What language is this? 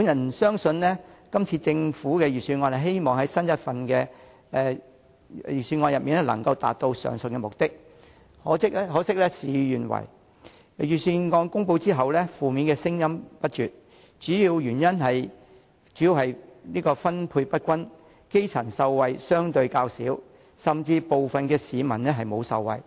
Cantonese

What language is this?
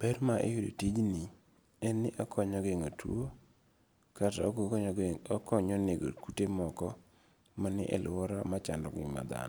Luo (Kenya and Tanzania)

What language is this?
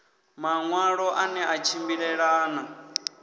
Venda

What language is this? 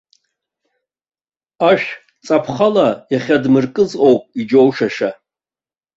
Abkhazian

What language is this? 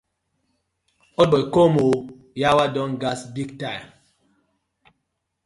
Nigerian Pidgin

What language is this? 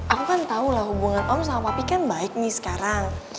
Indonesian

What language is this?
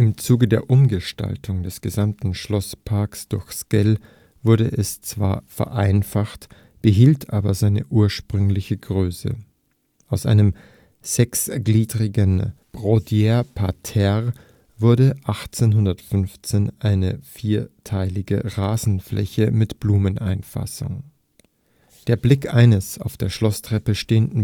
German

